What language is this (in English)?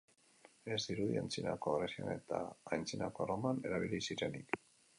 Basque